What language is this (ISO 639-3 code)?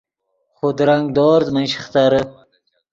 ydg